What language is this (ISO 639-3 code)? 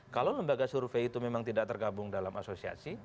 ind